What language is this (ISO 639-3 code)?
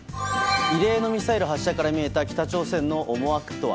jpn